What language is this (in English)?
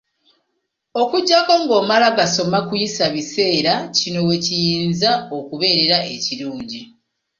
Ganda